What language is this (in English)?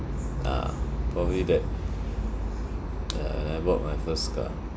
English